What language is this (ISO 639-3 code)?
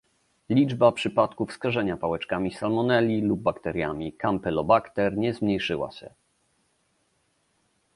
pol